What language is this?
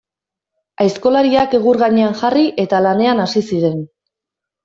Basque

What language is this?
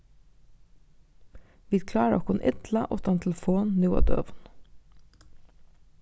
Faroese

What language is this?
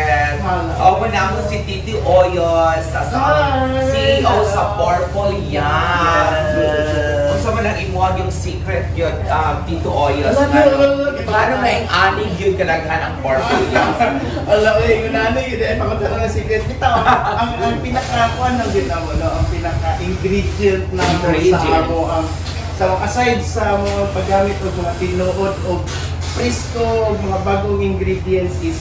Filipino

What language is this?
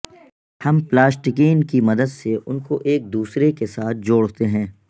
Urdu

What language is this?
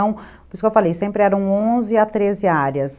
Portuguese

